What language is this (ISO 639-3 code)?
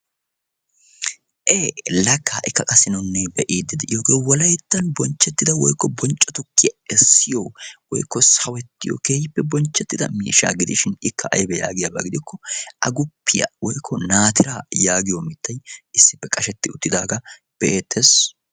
wal